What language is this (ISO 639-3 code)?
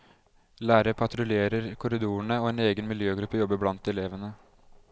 nor